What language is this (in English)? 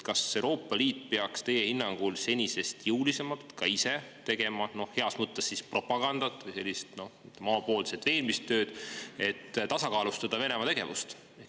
Estonian